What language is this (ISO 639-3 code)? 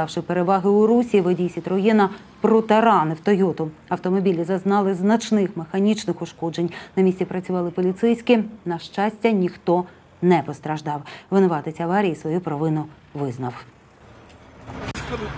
ukr